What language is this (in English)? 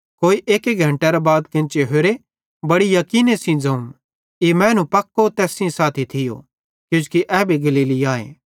Bhadrawahi